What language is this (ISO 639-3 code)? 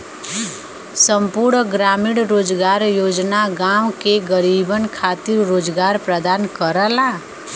bho